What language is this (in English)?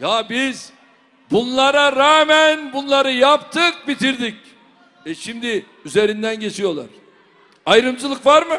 Turkish